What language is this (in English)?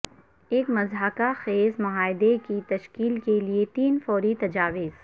Urdu